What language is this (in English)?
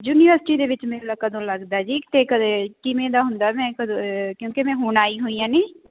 Punjabi